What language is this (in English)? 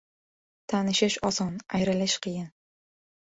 Uzbek